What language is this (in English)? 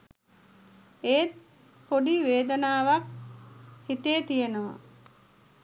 Sinhala